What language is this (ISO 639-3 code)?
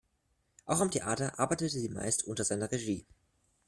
deu